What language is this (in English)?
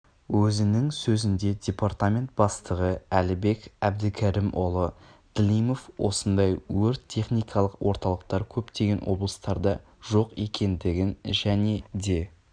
Kazakh